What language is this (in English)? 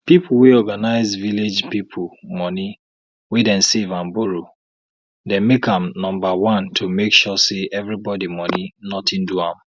Nigerian Pidgin